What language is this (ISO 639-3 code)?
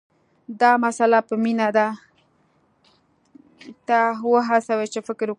pus